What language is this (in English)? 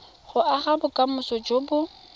Tswana